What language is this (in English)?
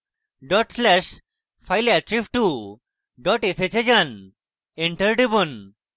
Bangla